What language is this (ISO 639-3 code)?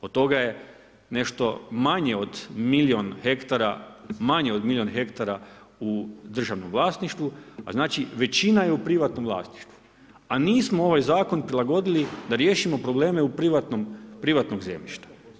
hrv